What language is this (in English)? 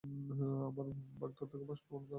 Bangla